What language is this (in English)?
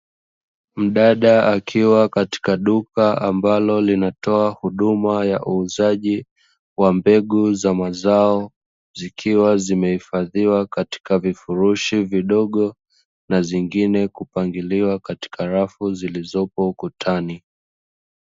Swahili